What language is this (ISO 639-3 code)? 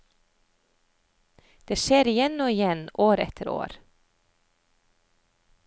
nor